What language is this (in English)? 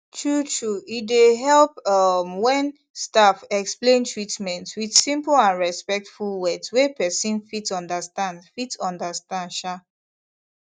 Nigerian Pidgin